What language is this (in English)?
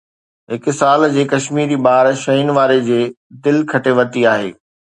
Sindhi